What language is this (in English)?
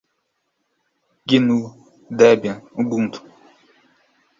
Portuguese